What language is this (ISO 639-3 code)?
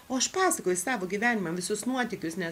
lit